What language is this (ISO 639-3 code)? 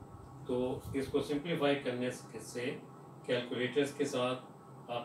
hin